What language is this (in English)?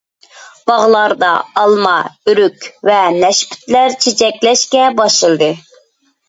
Uyghur